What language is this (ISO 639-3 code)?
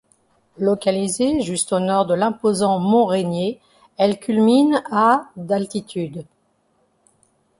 fra